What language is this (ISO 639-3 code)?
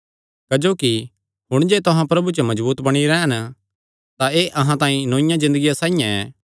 xnr